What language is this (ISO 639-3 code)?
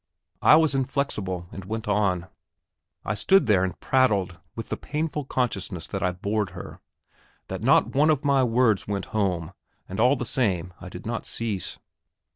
eng